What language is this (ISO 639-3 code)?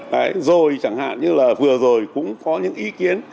vie